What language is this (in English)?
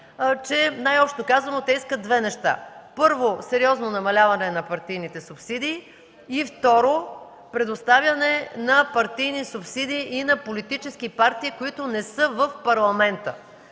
Bulgarian